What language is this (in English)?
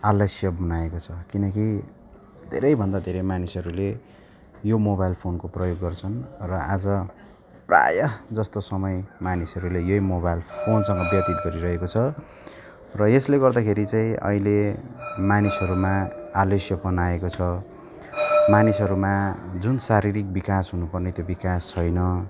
Nepali